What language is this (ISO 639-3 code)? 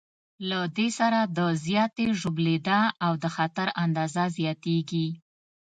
pus